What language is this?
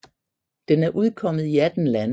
Danish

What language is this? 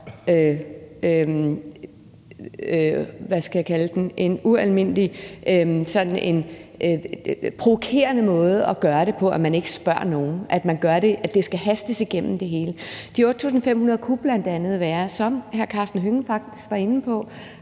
Danish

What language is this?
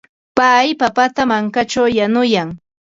Ambo-Pasco Quechua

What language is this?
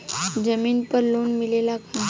Bhojpuri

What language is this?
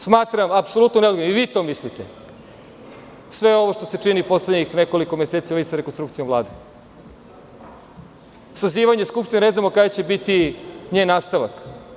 Serbian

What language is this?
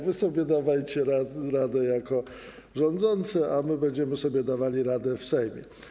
Polish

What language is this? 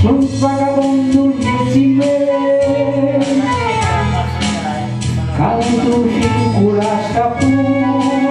Korean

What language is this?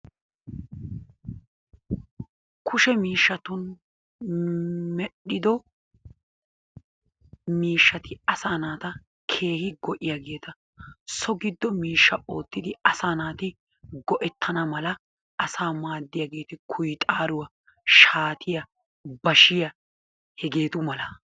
Wolaytta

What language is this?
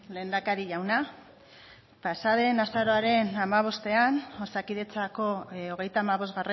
Basque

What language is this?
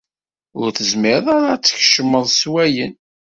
Kabyle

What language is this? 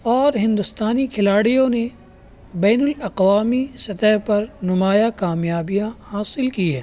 Urdu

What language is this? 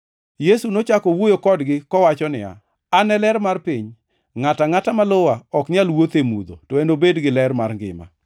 Luo (Kenya and Tanzania)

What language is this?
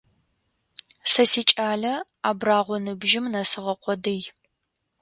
Adyghe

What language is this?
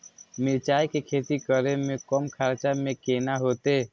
Maithili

